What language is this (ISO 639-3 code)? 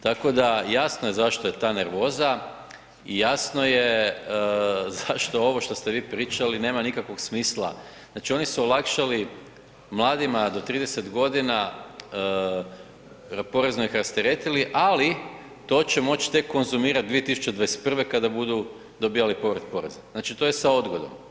hrv